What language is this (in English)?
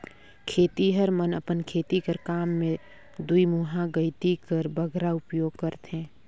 Chhattisgarhi